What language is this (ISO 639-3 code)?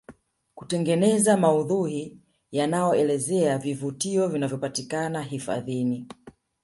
swa